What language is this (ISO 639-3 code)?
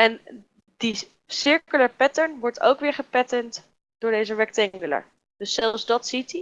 nld